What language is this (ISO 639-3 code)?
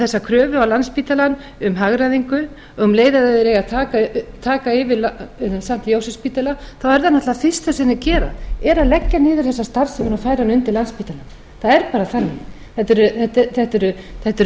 isl